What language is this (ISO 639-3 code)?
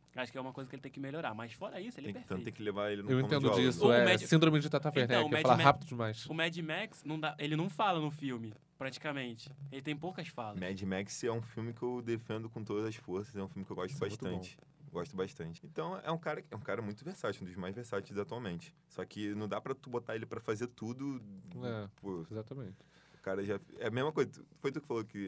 por